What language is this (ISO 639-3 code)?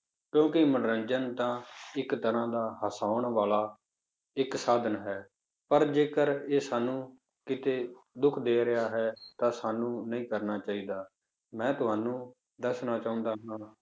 pan